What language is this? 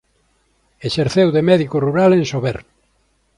Galician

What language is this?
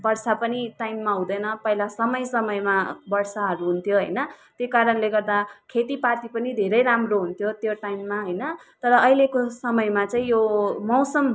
Nepali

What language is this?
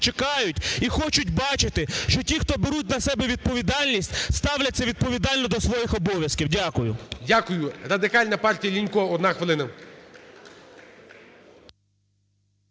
Ukrainian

